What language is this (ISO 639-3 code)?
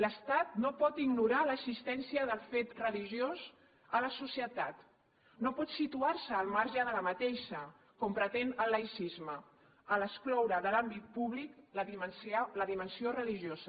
cat